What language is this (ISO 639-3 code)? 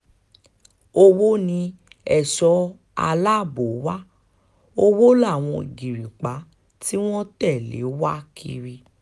yor